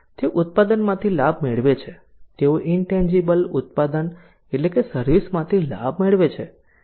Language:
Gujarati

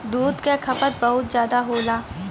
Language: Bhojpuri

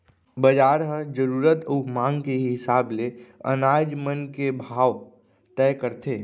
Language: Chhattisgarhi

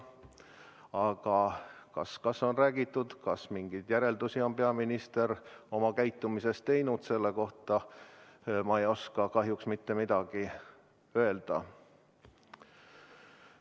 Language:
Estonian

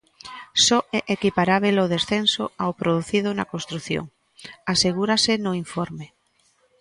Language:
Galician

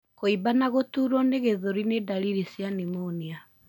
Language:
Kikuyu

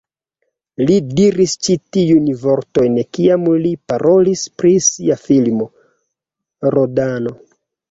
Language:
Esperanto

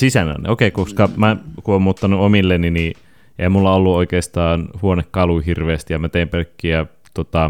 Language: Finnish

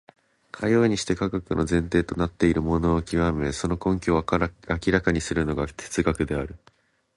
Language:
Japanese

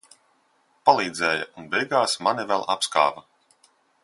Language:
Latvian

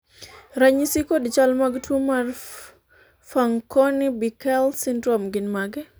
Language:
Luo (Kenya and Tanzania)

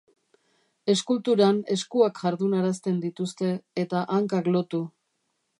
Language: Basque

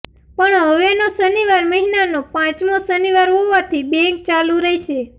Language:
Gujarati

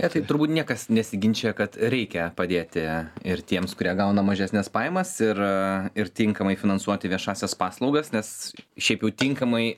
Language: Lithuanian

